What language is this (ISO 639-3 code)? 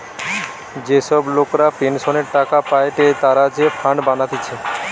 ben